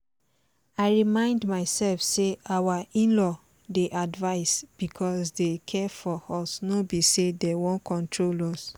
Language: Nigerian Pidgin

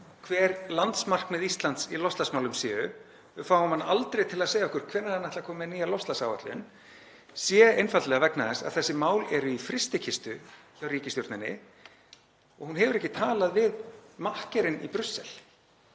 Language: Icelandic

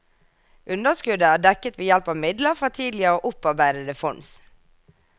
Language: Norwegian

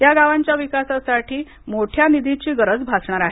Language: Marathi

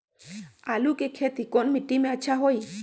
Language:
Magahi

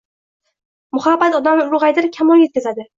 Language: Uzbek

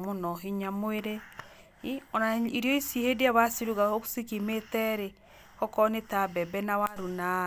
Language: Kikuyu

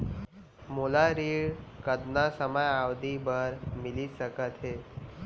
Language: Chhattisgarhi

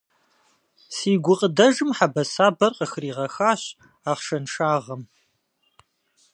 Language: Kabardian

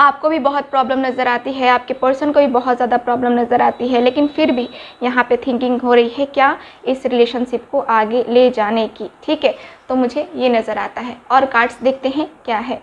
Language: Hindi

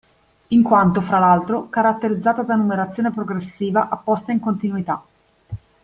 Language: Italian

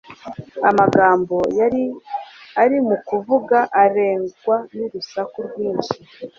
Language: Kinyarwanda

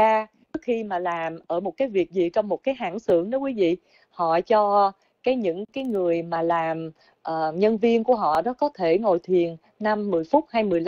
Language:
Vietnamese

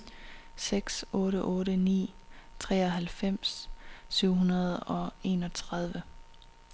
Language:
Danish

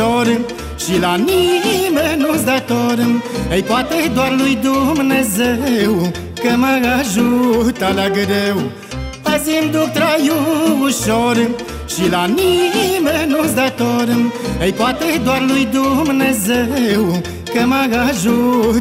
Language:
Romanian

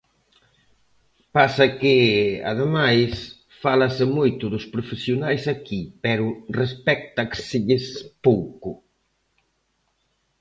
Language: Galician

